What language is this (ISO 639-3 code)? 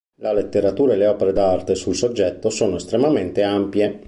ita